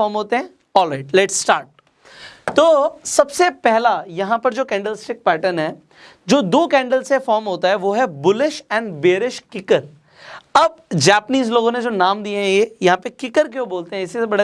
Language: Hindi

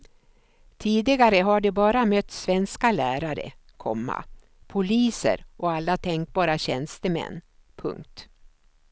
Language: Swedish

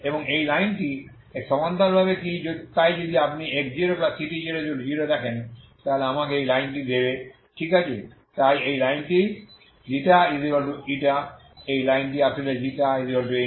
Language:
Bangla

